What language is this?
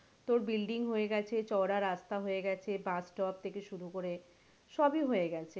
Bangla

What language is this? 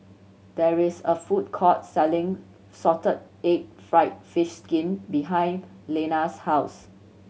English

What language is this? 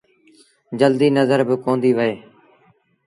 Sindhi Bhil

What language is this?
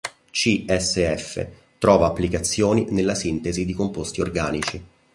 Italian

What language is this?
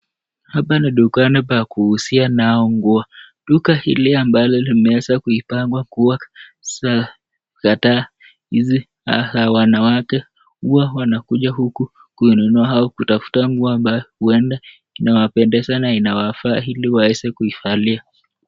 Swahili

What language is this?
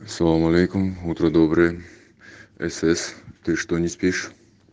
Russian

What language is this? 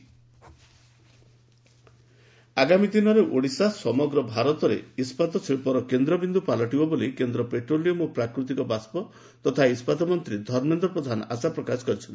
Odia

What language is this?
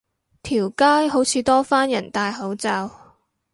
Cantonese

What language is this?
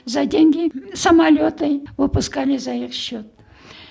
Kazakh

